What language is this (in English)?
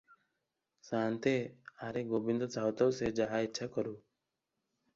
Odia